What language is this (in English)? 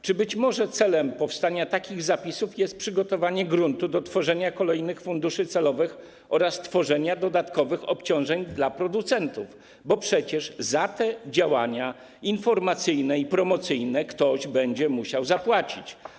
Polish